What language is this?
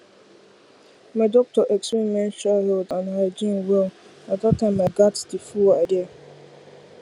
Nigerian Pidgin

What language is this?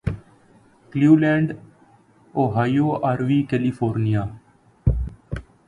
Urdu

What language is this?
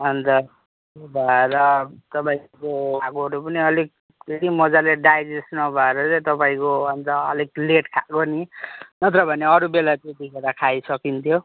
Nepali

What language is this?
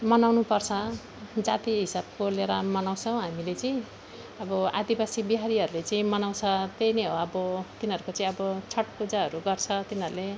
Nepali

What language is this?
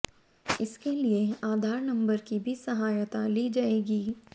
Hindi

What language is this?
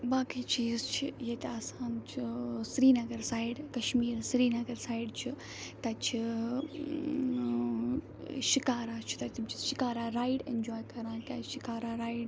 Kashmiri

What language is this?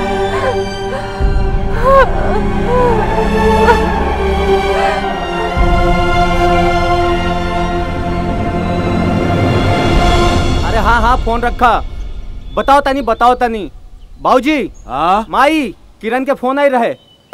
Hindi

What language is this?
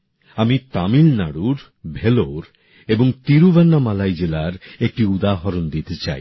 Bangla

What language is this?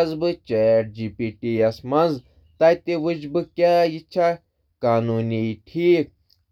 Kashmiri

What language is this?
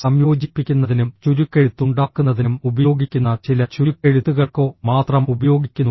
Malayalam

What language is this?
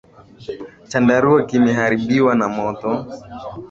Swahili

